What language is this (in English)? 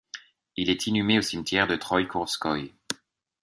French